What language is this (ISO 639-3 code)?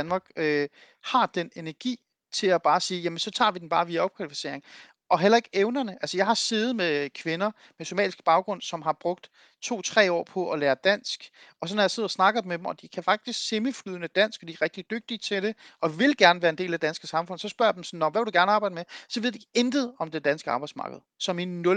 dan